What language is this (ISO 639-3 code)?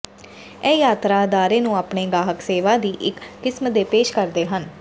pan